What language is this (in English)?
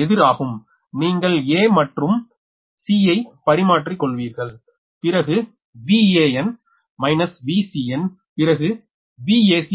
Tamil